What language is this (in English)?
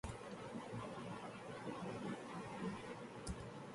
Urdu